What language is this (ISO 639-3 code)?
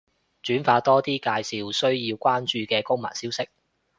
yue